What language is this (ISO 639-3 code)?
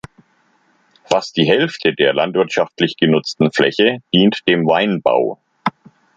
deu